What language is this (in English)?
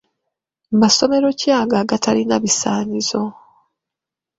Ganda